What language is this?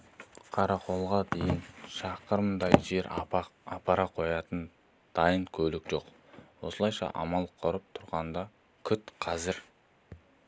Kazakh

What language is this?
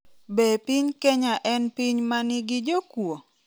Luo (Kenya and Tanzania)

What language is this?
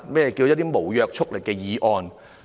Cantonese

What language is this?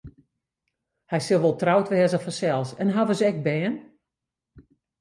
Western Frisian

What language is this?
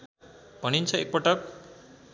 Nepali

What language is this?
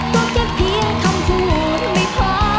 Thai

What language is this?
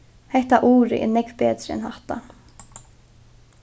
Faroese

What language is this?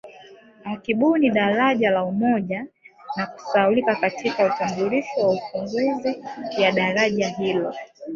Swahili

